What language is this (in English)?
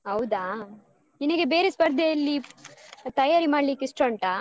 Kannada